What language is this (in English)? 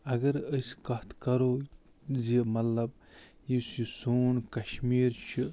Kashmiri